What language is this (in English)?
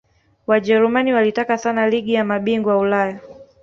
Swahili